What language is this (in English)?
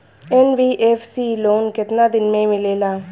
Bhojpuri